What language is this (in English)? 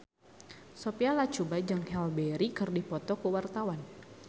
Sundanese